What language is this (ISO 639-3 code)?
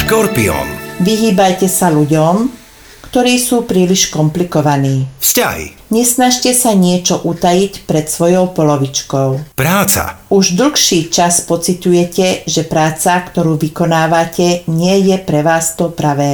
slk